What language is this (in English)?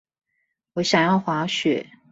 Chinese